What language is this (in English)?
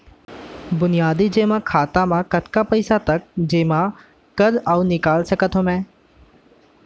Chhattisgarhi